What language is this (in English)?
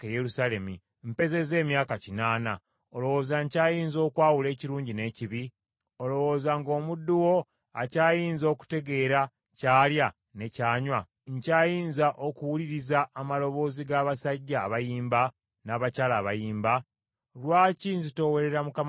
Ganda